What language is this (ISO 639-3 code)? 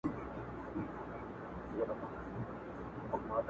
pus